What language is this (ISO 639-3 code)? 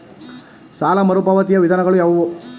kan